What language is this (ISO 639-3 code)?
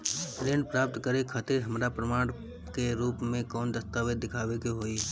bho